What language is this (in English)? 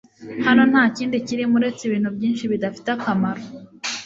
Kinyarwanda